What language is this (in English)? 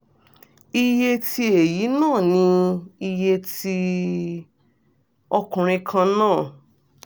Yoruba